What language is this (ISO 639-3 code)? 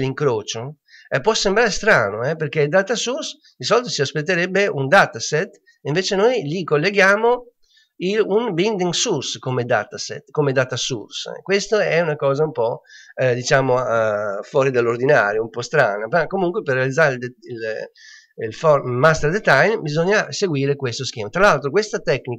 ita